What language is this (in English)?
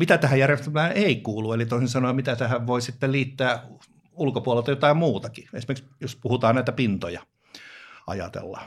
Finnish